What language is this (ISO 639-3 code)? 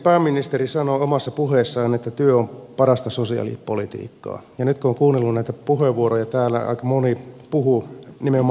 fin